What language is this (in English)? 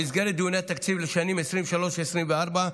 Hebrew